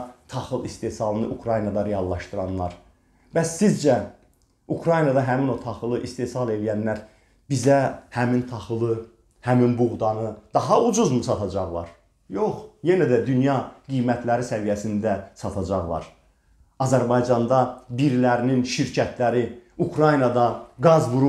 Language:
Turkish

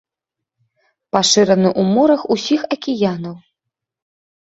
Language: Belarusian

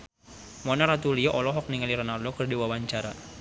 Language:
Sundanese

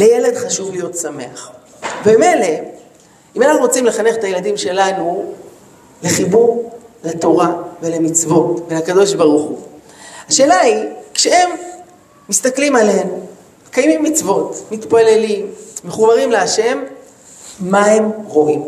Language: Hebrew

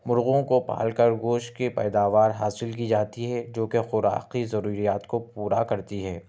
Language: Urdu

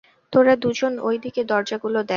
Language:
Bangla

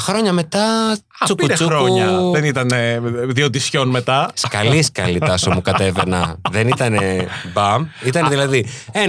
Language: Greek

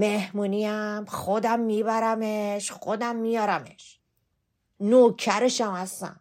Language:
Persian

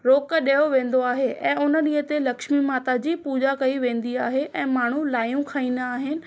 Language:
Sindhi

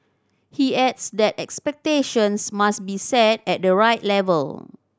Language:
English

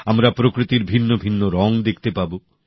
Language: Bangla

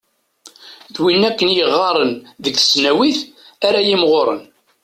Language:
Kabyle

